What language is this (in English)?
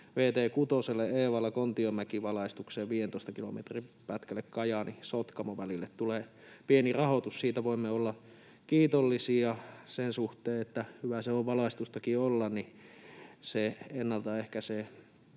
Finnish